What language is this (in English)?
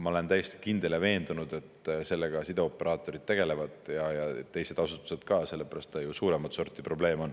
Estonian